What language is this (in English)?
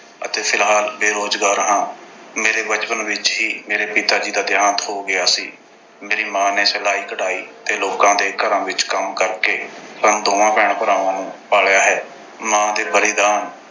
Punjabi